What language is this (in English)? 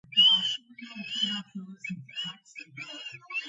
Georgian